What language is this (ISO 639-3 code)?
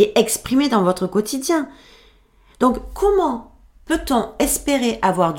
fra